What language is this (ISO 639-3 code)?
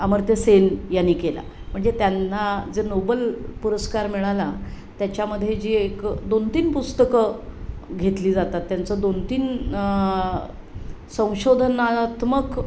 mar